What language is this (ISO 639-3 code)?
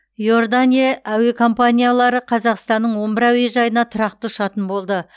kaz